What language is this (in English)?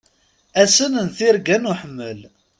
Kabyle